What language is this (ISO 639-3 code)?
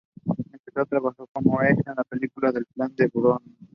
spa